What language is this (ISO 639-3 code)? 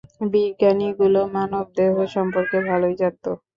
ben